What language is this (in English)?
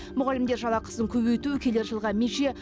Kazakh